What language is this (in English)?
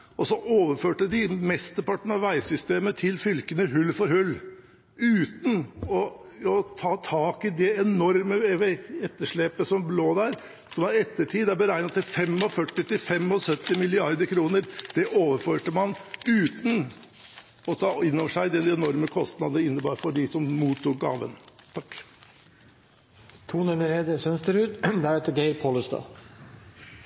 Norwegian Bokmål